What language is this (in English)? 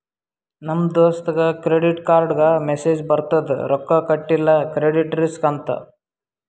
Kannada